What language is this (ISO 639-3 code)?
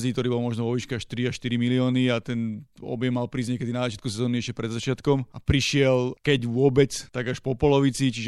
slk